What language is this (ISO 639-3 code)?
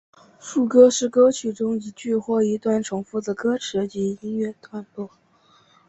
zho